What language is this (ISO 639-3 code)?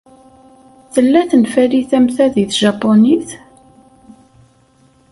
kab